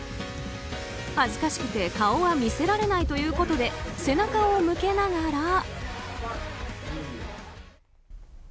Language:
Japanese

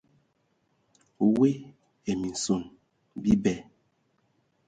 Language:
Ewondo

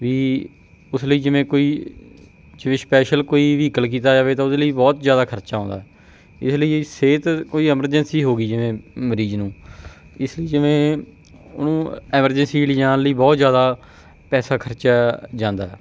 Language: Punjabi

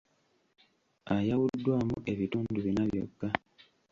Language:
Ganda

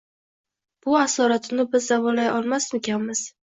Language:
Uzbek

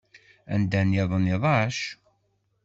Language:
Kabyle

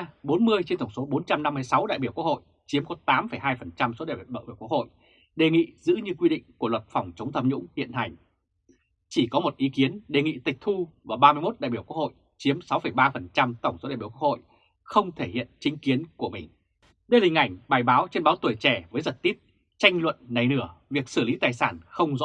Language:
Vietnamese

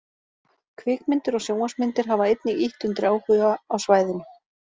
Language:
Icelandic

